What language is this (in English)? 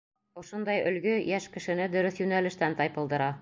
Bashkir